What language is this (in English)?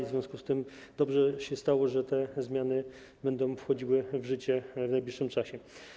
Polish